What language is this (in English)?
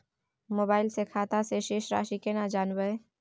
Maithili